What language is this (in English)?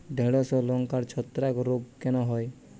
Bangla